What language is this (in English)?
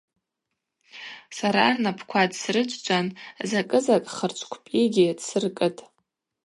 Abaza